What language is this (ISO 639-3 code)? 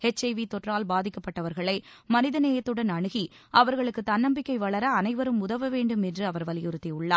tam